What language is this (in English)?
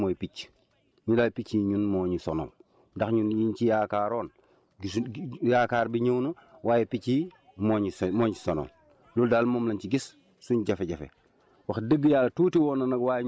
Wolof